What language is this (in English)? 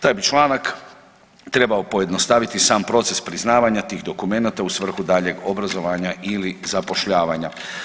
Croatian